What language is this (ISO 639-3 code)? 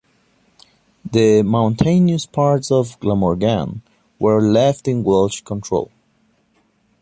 eng